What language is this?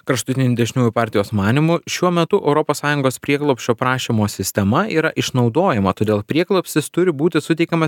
Lithuanian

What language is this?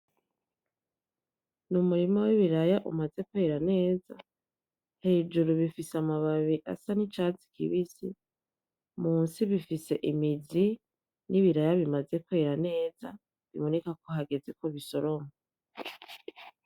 Rundi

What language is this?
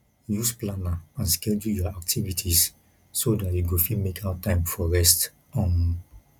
Nigerian Pidgin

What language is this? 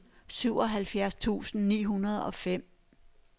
Danish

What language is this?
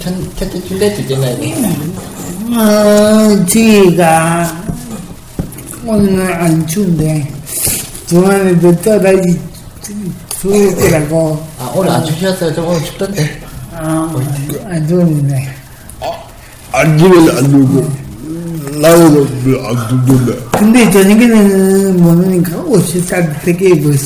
Korean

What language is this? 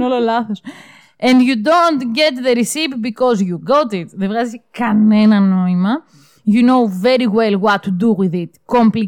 Greek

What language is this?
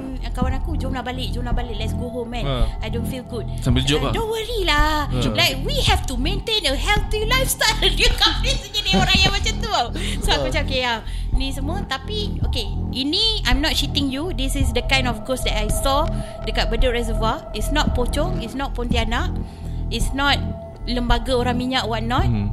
Malay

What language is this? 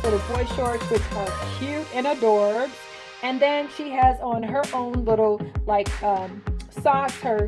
English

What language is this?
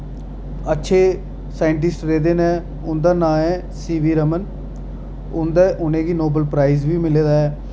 Dogri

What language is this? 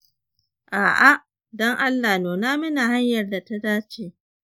Hausa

